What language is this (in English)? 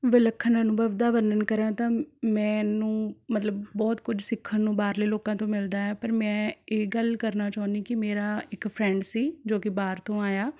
Punjabi